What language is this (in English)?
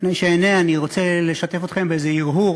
Hebrew